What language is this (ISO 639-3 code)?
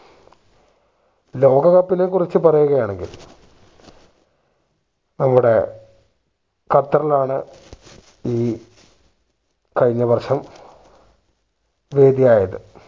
mal